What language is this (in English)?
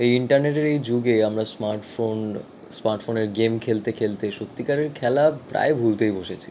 Bangla